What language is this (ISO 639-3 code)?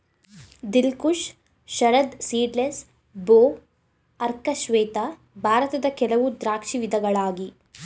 kan